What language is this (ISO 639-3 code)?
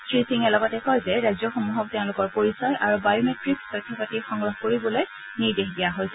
asm